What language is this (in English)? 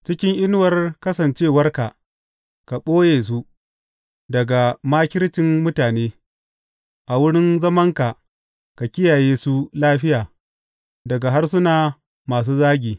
Hausa